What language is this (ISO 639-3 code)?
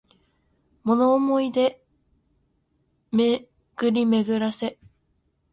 jpn